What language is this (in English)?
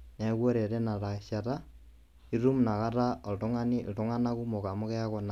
Masai